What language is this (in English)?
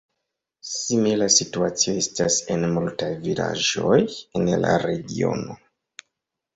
Esperanto